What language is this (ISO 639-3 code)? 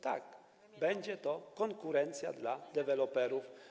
pol